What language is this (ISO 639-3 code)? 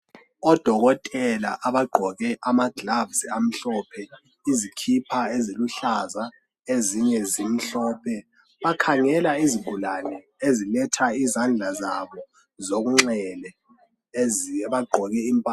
nde